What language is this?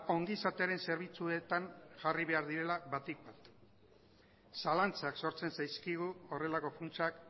Basque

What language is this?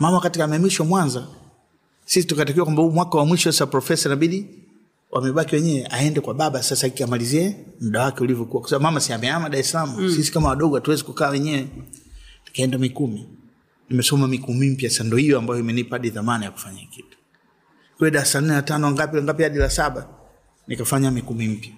Swahili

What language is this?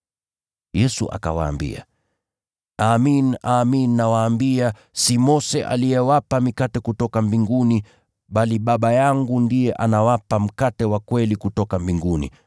Swahili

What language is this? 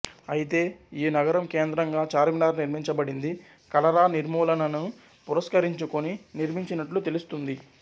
Telugu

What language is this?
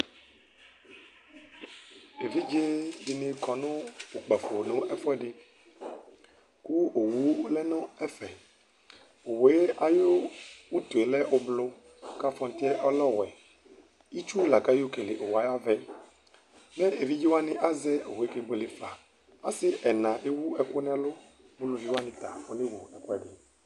Ikposo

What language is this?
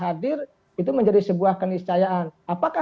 Indonesian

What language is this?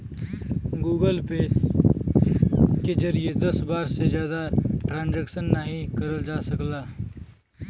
Bhojpuri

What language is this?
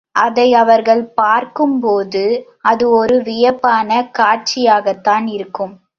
Tamil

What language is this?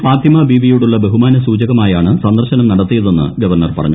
Malayalam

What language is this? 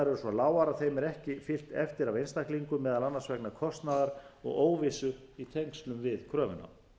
Icelandic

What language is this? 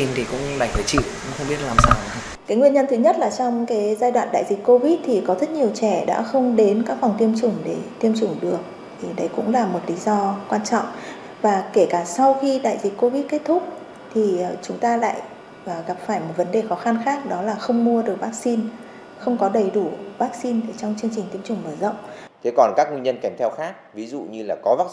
Vietnamese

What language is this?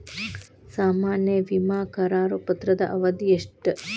Kannada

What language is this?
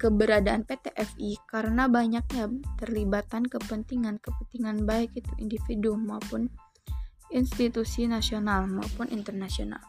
Indonesian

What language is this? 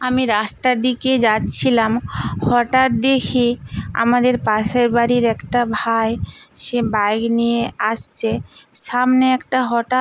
Bangla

